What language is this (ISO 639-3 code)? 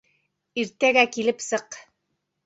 bak